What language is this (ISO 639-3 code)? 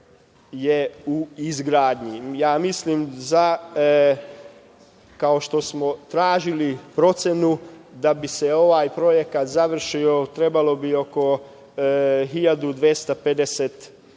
srp